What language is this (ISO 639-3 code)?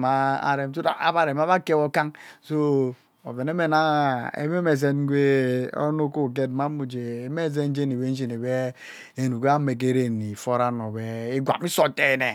byc